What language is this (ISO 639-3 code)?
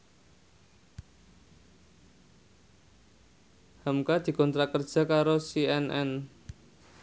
jav